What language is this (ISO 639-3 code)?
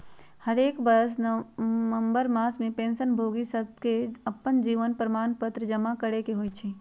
mag